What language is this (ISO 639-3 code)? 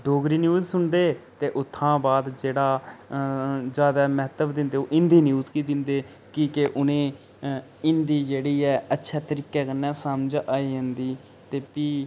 doi